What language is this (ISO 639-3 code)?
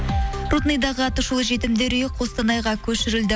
kaz